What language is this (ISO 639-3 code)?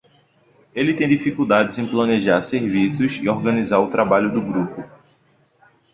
por